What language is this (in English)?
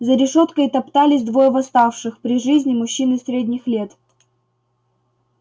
Russian